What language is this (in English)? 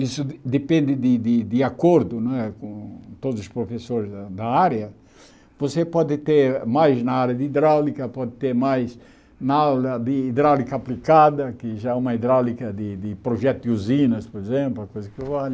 Portuguese